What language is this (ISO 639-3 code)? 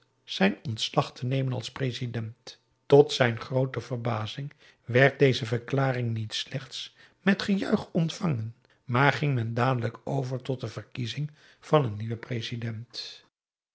nld